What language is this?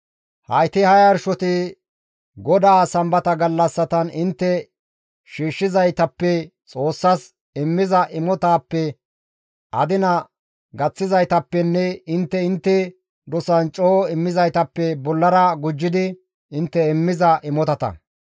Gamo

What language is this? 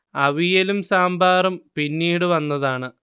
Malayalam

